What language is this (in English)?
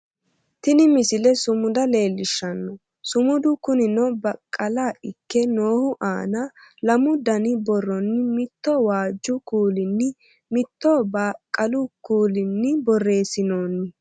Sidamo